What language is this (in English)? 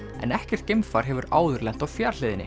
Icelandic